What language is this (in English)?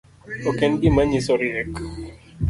Luo (Kenya and Tanzania)